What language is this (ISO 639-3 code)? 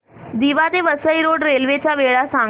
mar